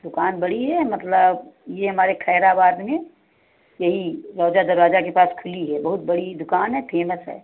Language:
Hindi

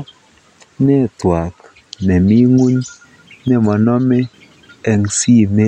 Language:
Kalenjin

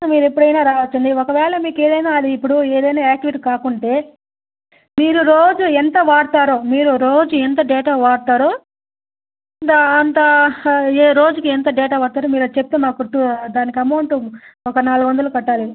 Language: Telugu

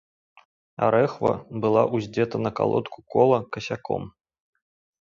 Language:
Belarusian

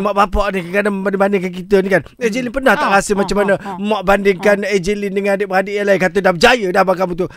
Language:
Malay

